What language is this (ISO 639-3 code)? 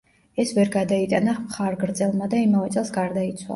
kat